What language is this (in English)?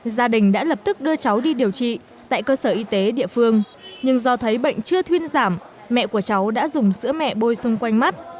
Vietnamese